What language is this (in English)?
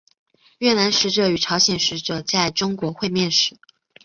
Chinese